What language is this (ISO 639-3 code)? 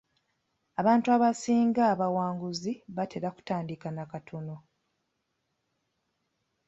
lug